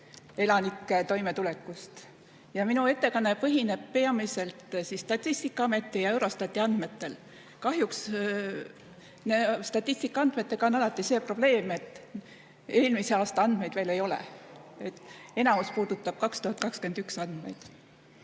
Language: Estonian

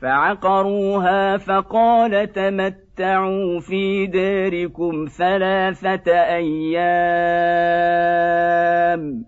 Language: Arabic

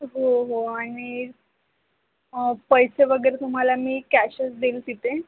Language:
Marathi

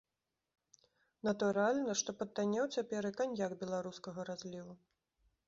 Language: Belarusian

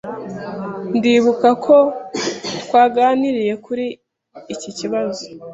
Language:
Kinyarwanda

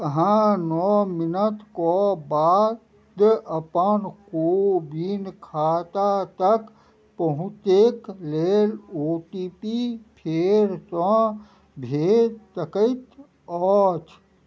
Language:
Maithili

